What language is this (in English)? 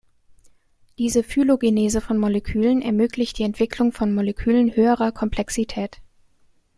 German